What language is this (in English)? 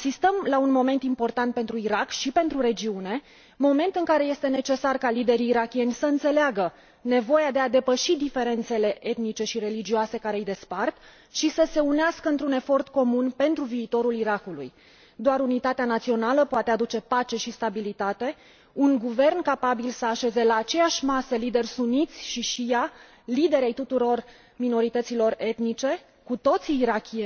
Romanian